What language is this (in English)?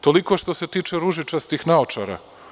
Serbian